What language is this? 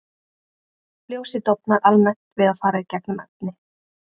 Icelandic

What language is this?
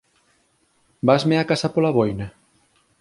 Galician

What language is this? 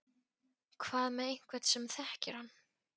Icelandic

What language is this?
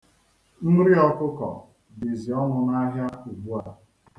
Igbo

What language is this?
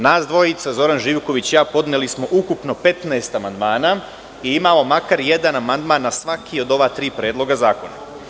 Serbian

